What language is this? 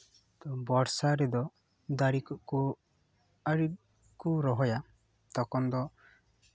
Santali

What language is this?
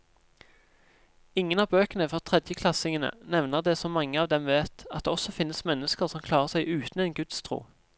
Norwegian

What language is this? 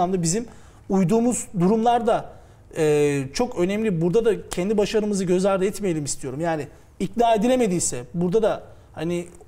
Turkish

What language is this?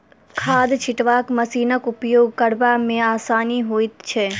Maithili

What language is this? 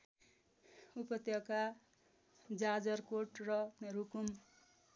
Nepali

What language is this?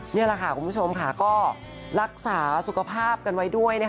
Thai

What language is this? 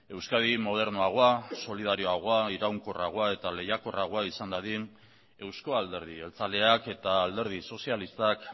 Basque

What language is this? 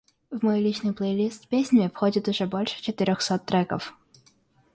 Russian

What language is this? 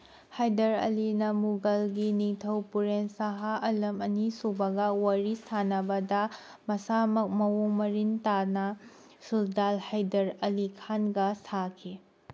Manipuri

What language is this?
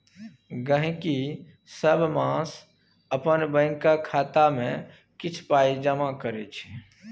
Maithili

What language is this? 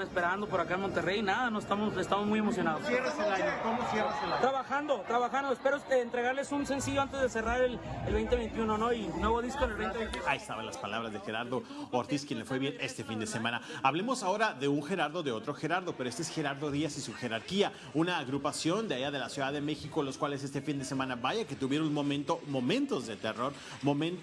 Spanish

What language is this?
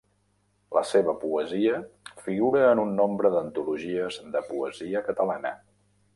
Catalan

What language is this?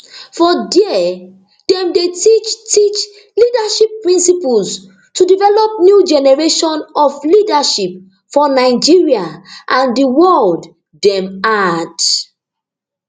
Nigerian Pidgin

